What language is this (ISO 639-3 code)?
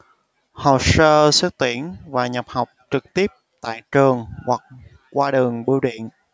vie